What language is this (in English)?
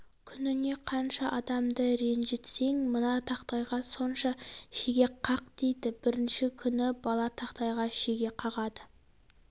Kazakh